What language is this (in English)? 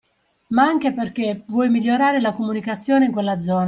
Italian